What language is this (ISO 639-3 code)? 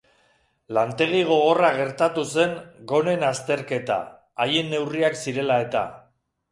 eus